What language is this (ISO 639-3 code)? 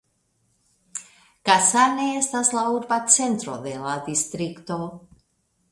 epo